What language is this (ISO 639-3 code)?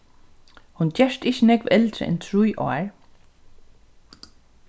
fao